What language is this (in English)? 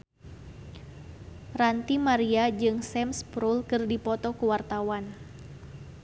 Sundanese